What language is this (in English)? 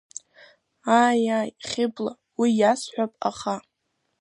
Abkhazian